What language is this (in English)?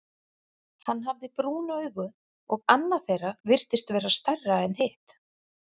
Icelandic